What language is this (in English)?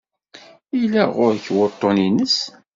Kabyle